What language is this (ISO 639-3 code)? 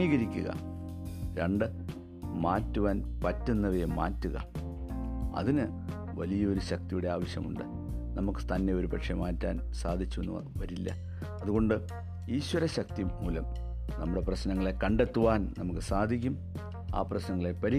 mal